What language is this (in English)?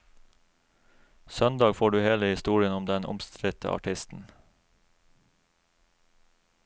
Norwegian